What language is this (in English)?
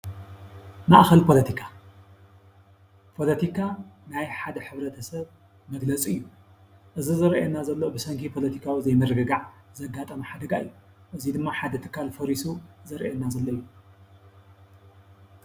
Tigrinya